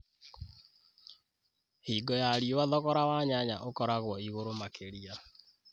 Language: Kikuyu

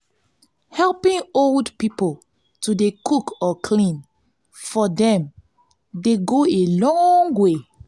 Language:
Nigerian Pidgin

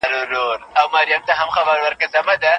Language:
Pashto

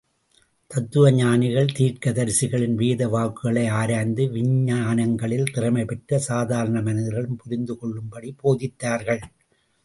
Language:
Tamil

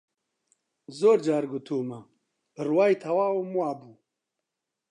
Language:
Central Kurdish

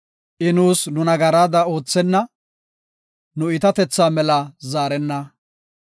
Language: Gofa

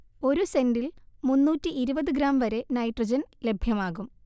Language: Malayalam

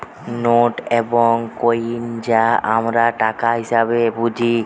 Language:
Bangla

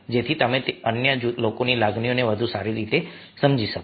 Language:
Gujarati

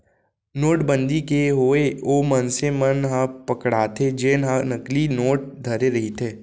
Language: Chhattisgarhi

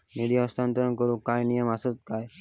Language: Marathi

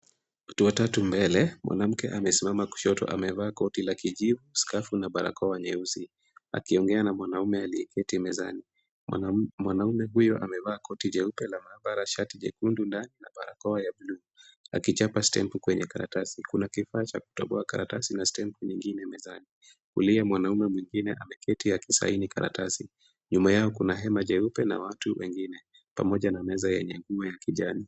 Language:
Swahili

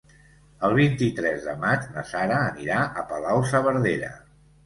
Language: Catalan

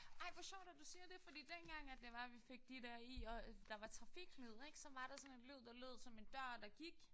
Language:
Danish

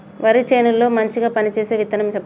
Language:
Telugu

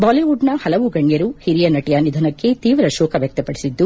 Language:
Kannada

